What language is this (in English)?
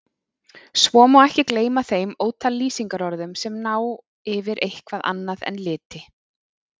Icelandic